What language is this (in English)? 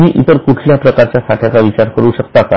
Marathi